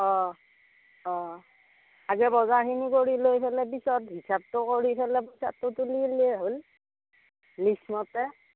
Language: Assamese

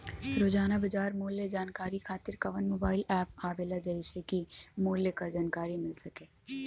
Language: Bhojpuri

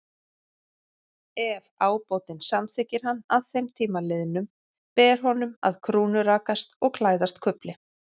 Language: Icelandic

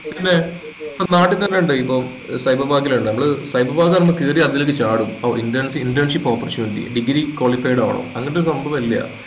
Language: Malayalam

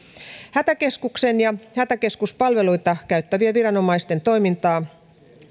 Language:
Finnish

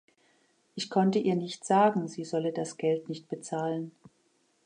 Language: German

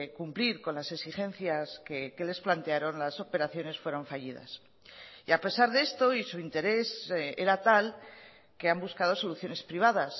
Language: Spanish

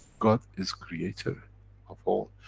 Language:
English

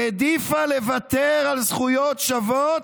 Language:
Hebrew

